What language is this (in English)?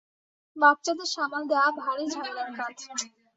Bangla